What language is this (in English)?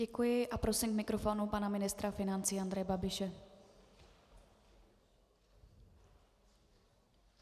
Czech